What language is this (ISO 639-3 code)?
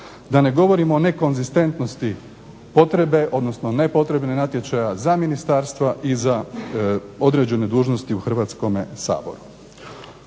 hrv